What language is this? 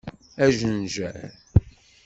Kabyle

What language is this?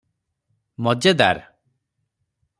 Odia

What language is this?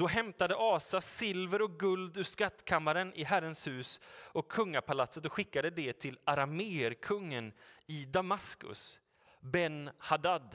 Swedish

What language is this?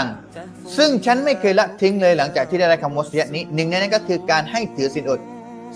Thai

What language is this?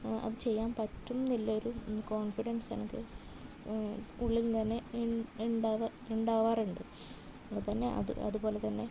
Malayalam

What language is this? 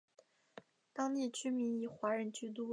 Chinese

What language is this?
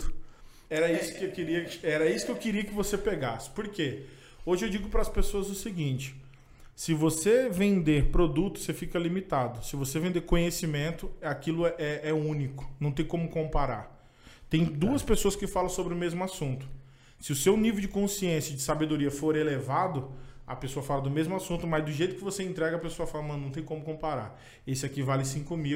Portuguese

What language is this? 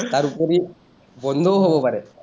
Assamese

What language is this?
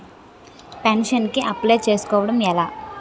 Telugu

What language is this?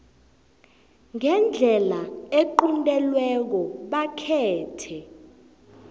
South Ndebele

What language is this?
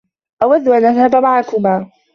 Arabic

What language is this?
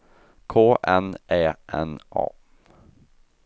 Swedish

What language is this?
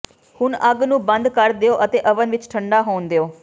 Punjabi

